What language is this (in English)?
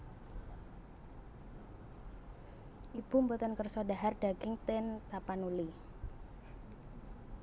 Javanese